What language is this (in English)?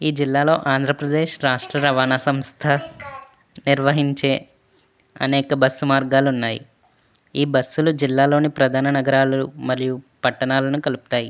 Telugu